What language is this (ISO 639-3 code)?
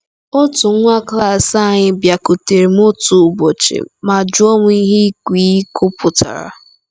ibo